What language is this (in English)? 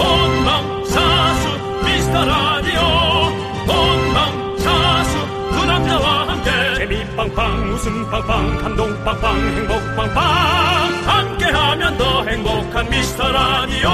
Korean